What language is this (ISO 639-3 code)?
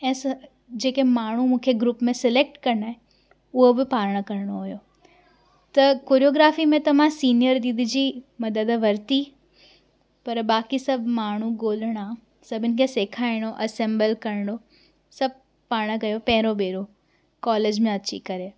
snd